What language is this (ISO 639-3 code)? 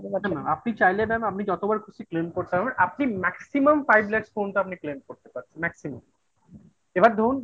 ben